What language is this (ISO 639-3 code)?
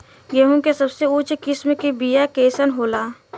bho